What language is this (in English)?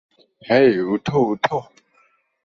Bangla